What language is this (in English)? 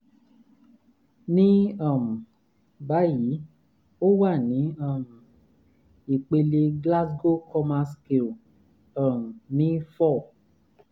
Yoruba